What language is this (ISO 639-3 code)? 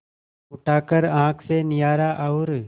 hin